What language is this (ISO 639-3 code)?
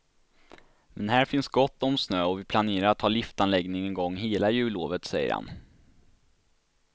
swe